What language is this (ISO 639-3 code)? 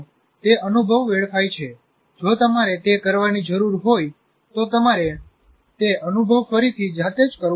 guj